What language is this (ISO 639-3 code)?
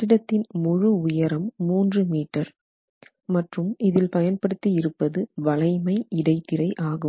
tam